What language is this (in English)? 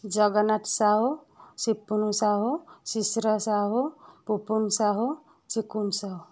Odia